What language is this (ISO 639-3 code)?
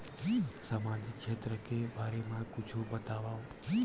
hne